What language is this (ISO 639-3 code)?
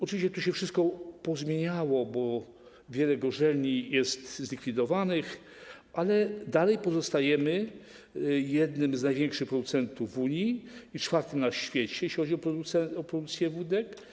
pol